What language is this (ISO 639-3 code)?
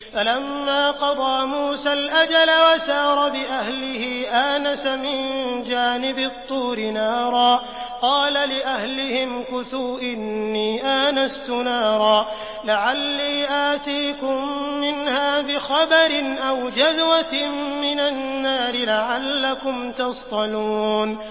ara